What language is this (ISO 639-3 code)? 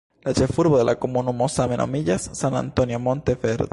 epo